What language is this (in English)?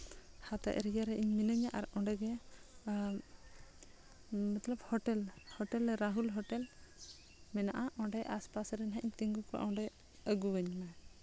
Santali